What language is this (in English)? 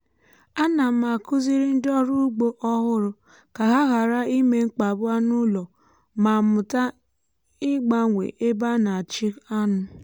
Igbo